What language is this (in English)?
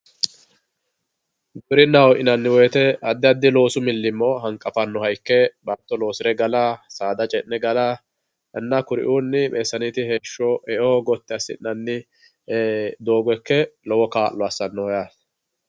Sidamo